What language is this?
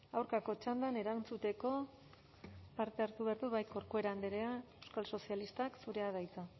Basque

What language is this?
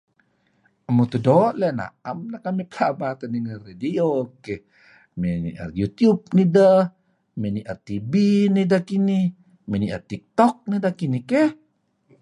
Kelabit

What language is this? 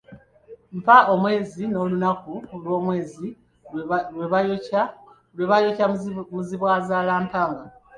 Ganda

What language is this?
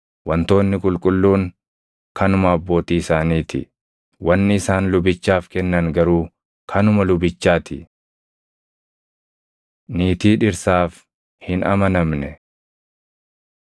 Oromo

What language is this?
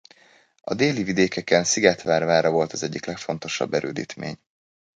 Hungarian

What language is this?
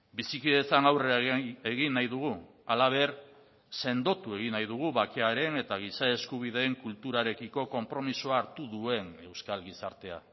Basque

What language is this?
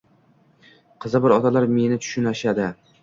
Uzbek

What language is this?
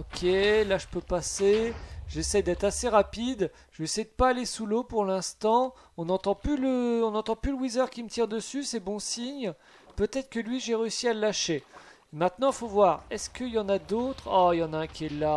French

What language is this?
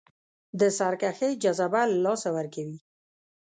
Pashto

